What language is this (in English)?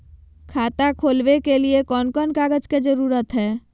Magahi